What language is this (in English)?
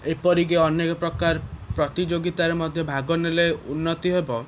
Odia